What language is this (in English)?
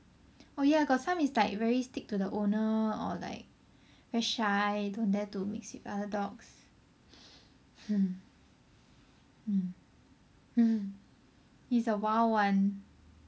English